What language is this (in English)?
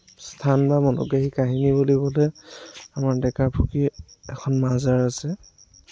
Assamese